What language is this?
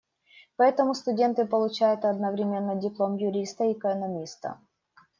Russian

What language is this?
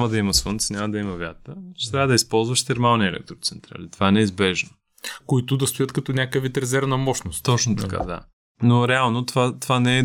Bulgarian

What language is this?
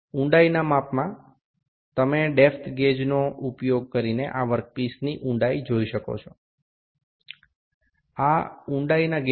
Bangla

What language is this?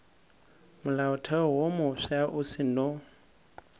Northern Sotho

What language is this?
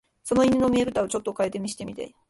Japanese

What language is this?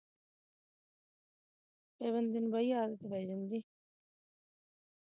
Punjabi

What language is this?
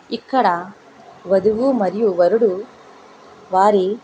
Telugu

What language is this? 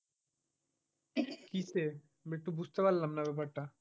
Bangla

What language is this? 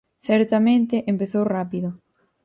Galician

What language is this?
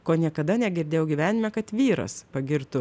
Lithuanian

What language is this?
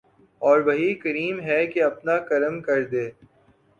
Urdu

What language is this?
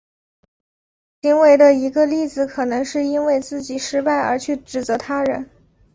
Chinese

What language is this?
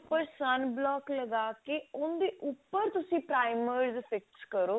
Punjabi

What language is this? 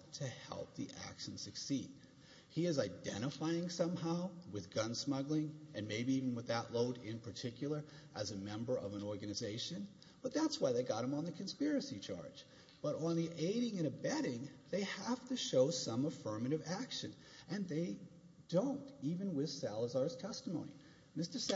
English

